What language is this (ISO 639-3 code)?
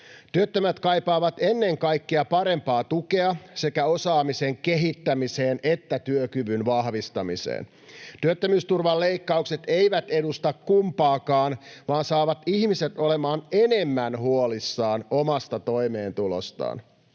fin